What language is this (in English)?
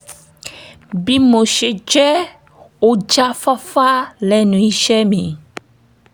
Yoruba